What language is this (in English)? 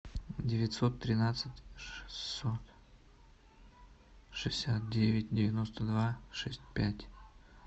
Russian